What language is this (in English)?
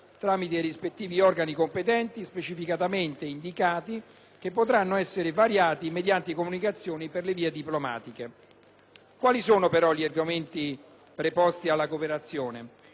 Italian